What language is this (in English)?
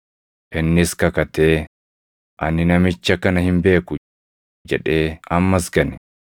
Oromo